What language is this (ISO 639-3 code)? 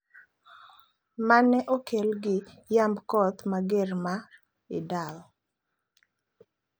luo